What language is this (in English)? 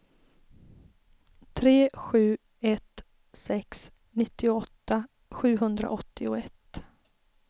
Swedish